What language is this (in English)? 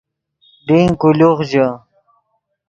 Yidgha